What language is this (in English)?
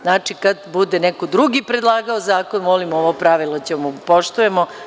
Serbian